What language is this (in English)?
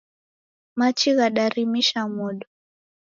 Taita